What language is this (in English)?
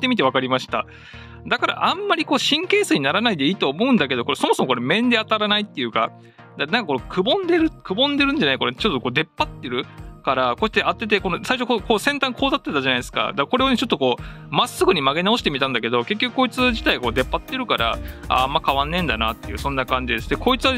Japanese